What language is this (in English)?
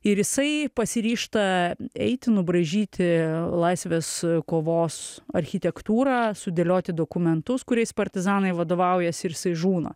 Lithuanian